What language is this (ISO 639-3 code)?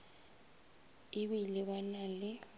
nso